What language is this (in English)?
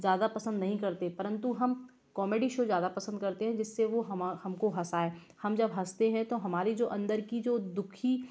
Hindi